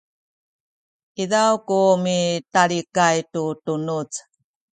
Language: Sakizaya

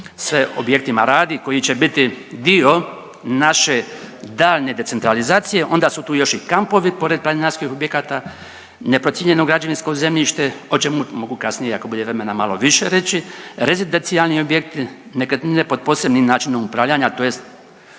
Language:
Croatian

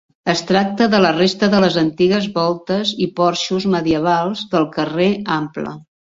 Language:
Catalan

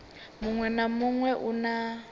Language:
Venda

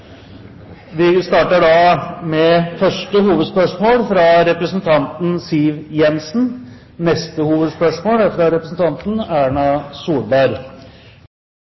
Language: Norwegian Bokmål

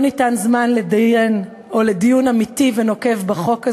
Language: Hebrew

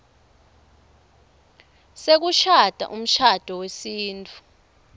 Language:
Swati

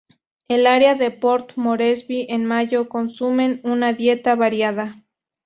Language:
Spanish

